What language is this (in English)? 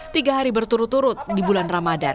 Indonesian